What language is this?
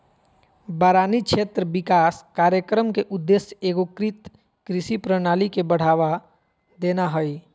Magahi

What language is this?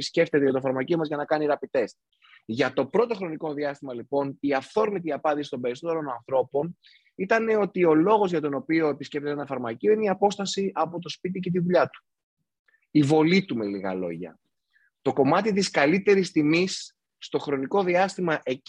Greek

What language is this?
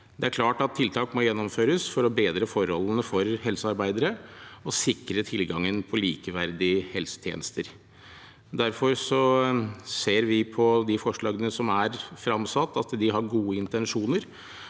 Norwegian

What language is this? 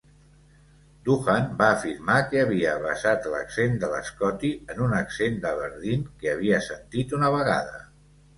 Catalan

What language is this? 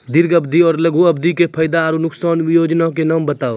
Maithili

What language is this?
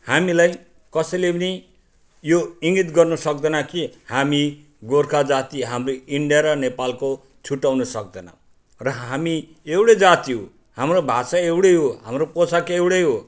Nepali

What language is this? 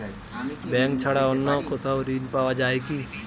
Bangla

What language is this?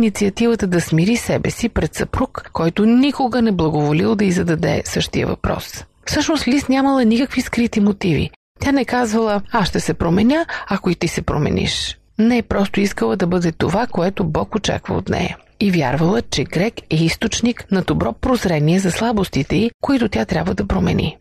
Bulgarian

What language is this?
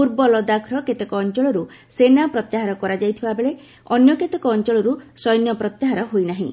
Odia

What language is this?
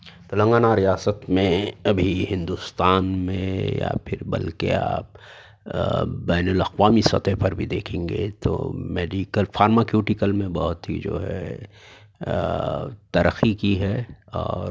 Urdu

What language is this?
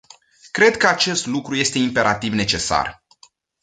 Romanian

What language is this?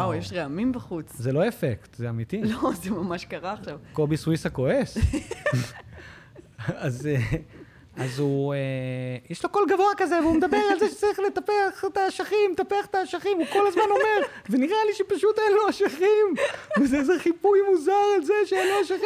Hebrew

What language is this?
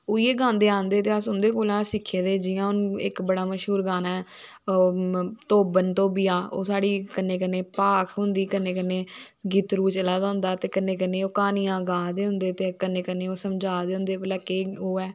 Dogri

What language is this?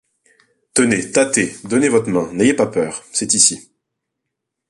French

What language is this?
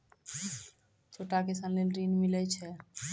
Maithili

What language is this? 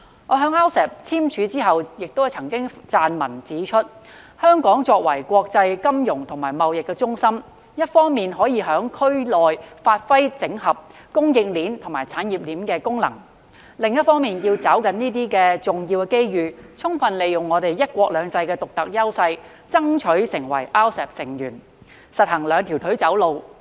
Cantonese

